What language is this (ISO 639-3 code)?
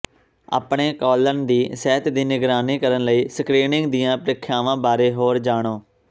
pan